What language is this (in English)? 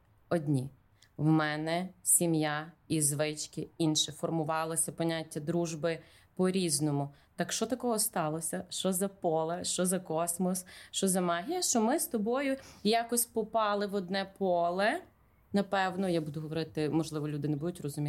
Ukrainian